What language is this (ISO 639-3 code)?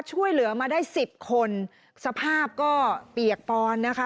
tha